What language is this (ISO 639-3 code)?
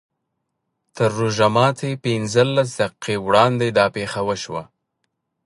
pus